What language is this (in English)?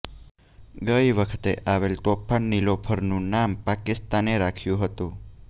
Gujarati